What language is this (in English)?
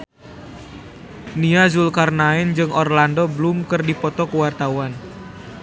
Sundanese